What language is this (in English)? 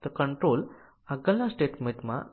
Gujarati